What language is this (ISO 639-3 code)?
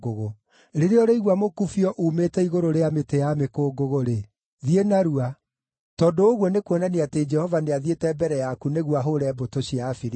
kik